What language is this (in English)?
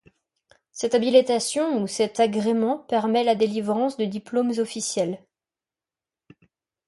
French